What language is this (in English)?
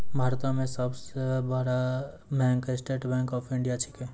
Maithili